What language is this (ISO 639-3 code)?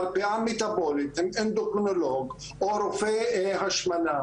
heb